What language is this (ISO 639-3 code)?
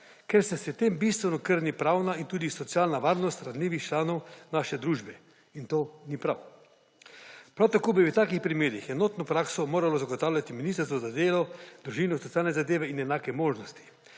slv